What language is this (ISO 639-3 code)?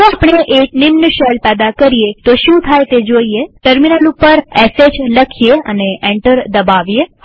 guj